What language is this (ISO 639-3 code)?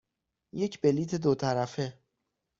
fas